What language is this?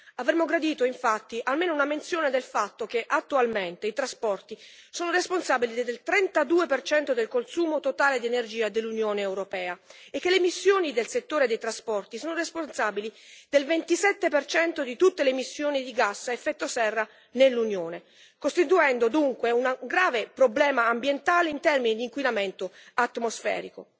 Italian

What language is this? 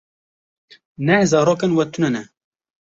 Kurdish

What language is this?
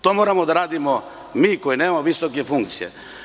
Serbian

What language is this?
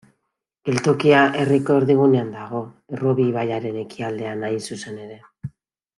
Basque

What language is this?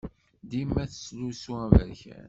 Kabyle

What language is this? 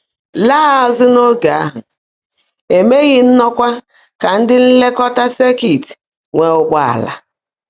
Igbo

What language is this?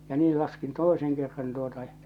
Finnish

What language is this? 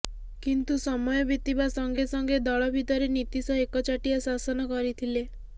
Odia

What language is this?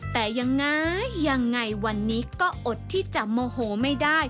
Thai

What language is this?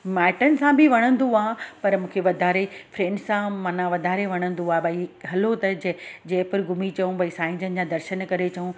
Sindhi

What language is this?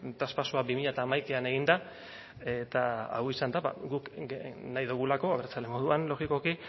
Basque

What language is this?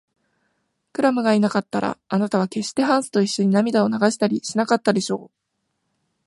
Japanese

